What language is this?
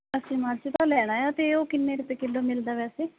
Punjabi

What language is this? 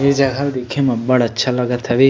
Chhattisgarhi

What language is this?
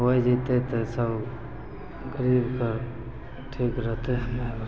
Maithili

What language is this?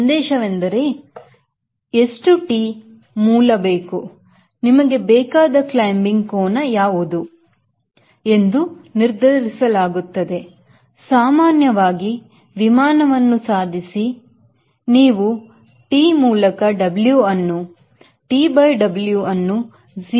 Kannada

